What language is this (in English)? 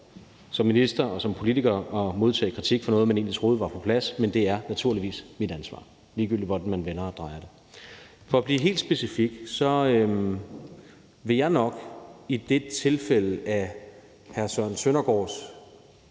Danish